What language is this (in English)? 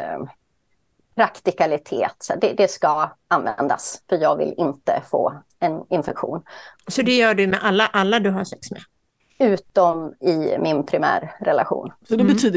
Swedish